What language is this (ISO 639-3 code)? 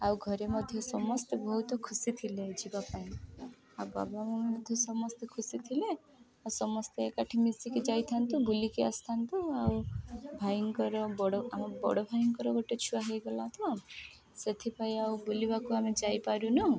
ori